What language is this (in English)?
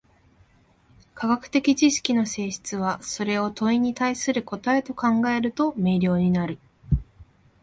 Japanese